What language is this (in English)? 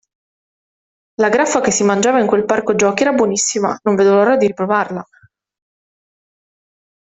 Italian